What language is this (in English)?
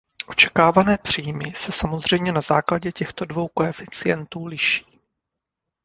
Czech